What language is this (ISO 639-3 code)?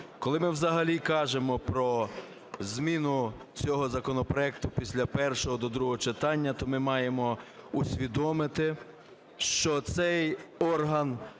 ukr